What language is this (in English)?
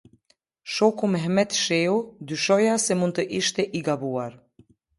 Albanian